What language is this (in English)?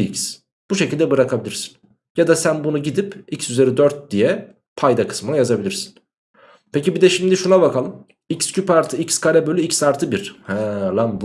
Turkish